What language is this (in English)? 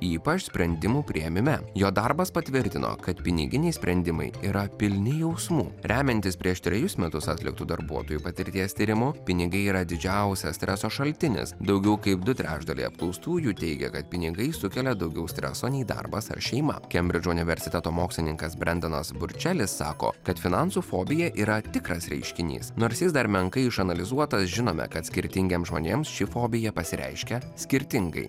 Lithuanian